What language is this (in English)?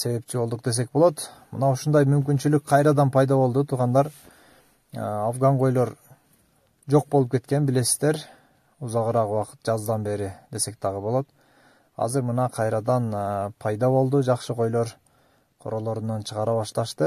Turkish